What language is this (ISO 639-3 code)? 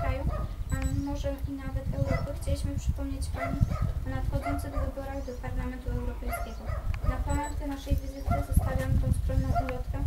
pol